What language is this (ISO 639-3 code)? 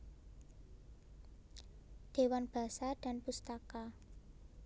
jav